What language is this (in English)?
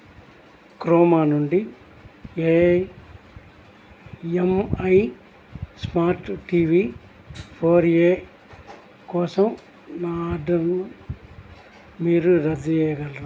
Telugu